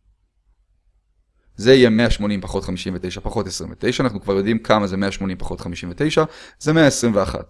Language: Hebrew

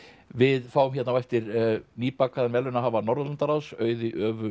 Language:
Icelandic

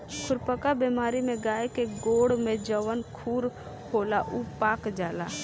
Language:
Bhojpuri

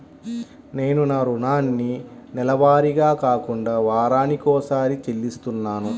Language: Telugu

